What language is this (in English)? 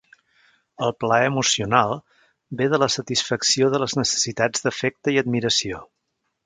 Catalan